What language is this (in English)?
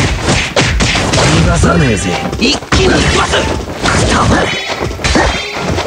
Japanese